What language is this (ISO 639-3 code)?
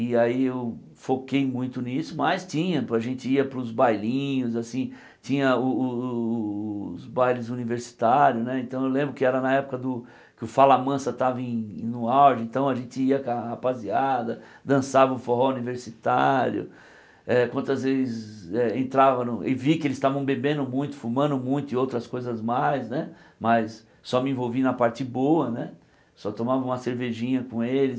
por